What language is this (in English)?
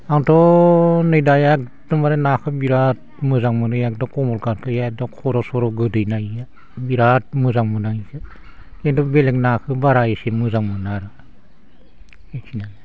Bodo